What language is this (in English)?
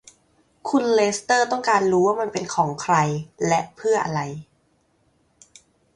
Thai